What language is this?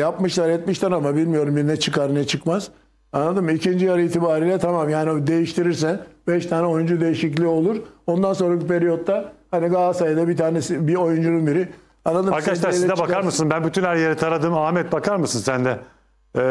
Turkish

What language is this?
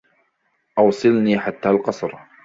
Arabic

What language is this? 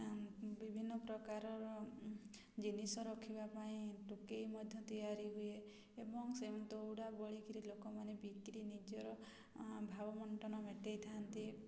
Odia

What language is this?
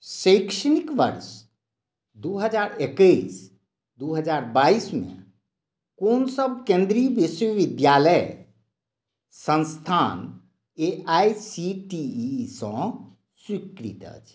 Maithili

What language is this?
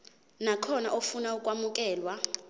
Zulu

